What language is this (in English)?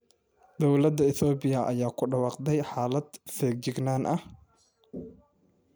Somali